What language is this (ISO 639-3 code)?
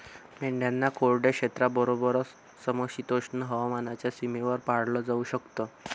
mar